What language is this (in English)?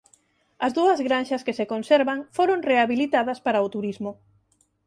Galician